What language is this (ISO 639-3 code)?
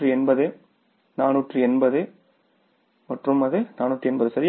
tam